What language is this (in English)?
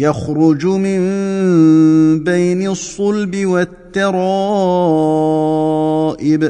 Arabic